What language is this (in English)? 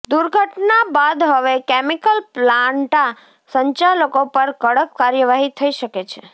Gujarati